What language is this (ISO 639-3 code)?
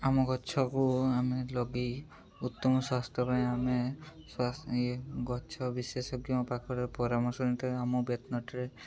ori